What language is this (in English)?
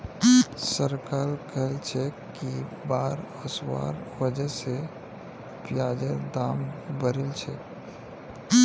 Magahi